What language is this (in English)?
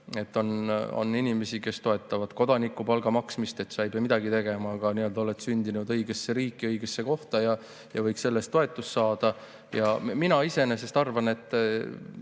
Estonian